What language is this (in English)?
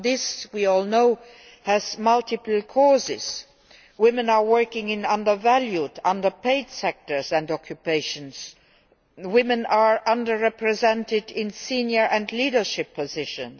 English